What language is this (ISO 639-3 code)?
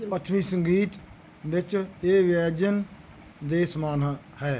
pan